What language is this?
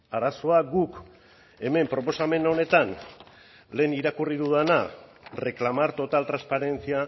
Basque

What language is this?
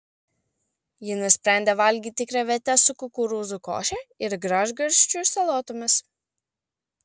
Lithuanian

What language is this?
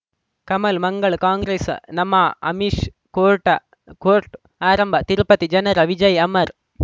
Kannada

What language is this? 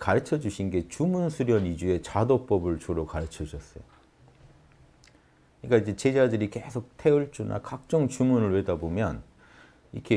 Korean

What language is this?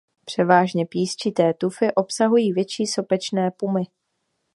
Czech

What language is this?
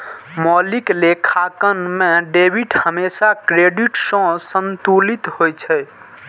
Maithili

